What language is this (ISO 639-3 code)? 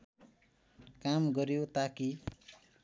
nep